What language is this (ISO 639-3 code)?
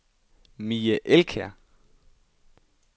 dan